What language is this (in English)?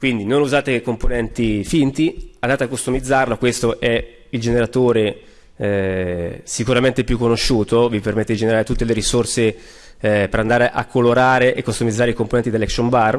Italian